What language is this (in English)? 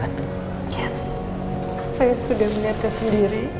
Indonesian